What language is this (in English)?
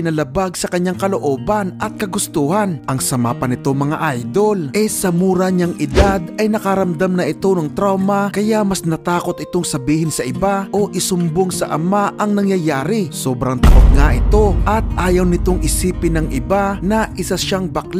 Filipino